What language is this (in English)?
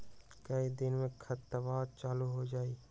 Magahi